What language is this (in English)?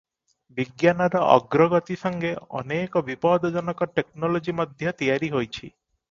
Odia